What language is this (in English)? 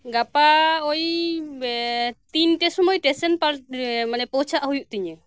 Santali